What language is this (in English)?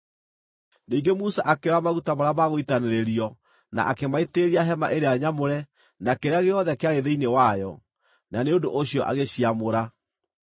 Kikuyu